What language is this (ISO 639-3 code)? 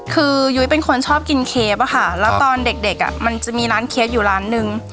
tha